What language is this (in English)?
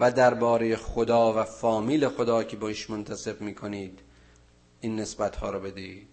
Persian